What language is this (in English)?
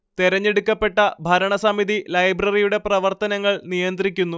Malayalam